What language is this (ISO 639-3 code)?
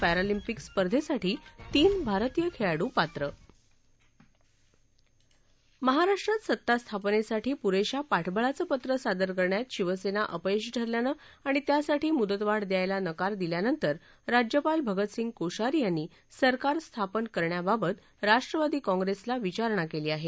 mar